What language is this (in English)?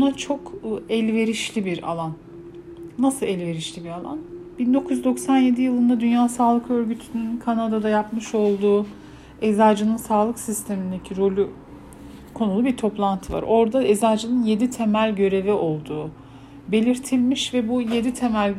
Turkish